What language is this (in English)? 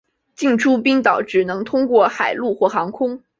Chinese